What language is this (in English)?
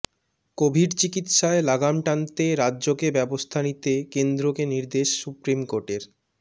Bangla